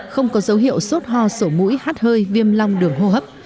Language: Vietnamese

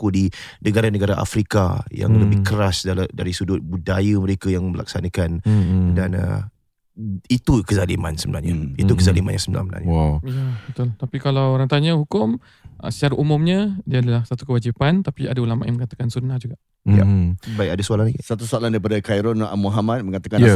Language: Malay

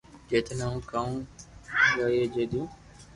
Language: Loarki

